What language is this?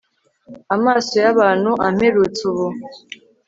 Kinyarwanda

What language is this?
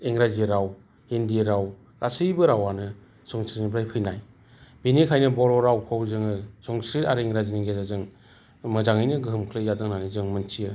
Bodo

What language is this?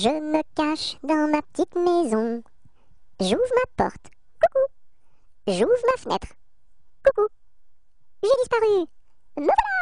French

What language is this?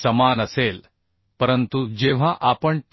Marathi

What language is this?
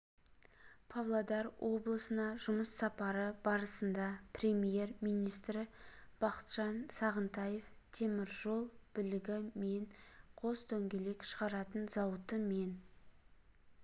Kazakh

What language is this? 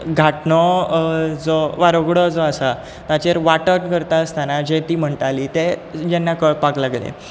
Konkani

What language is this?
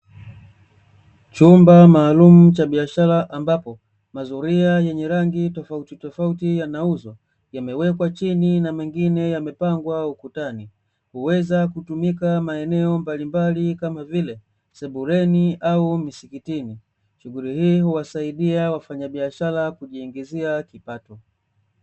Swahili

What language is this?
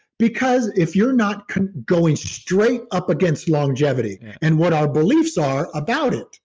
English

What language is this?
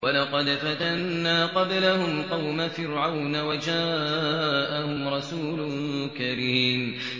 Arabic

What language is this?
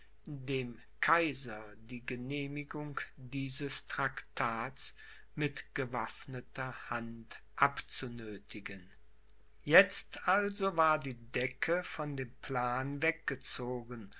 German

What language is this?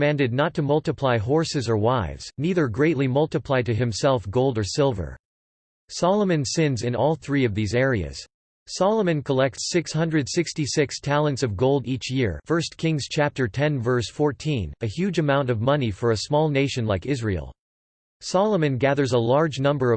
English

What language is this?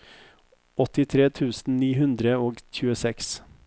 Norwegian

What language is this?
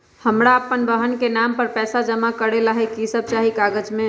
Magahi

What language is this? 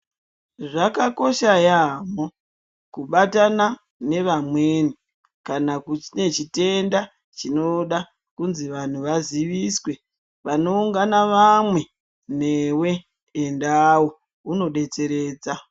Ndau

